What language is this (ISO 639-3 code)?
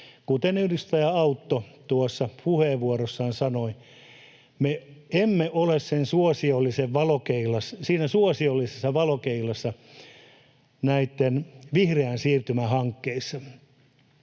fin